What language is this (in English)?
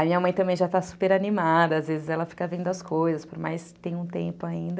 Portuguese